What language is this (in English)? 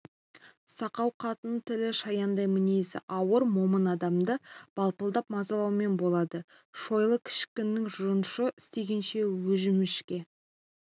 Kazakh